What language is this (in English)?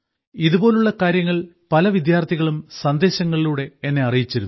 Malayalam